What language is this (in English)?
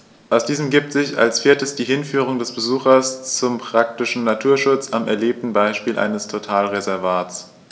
German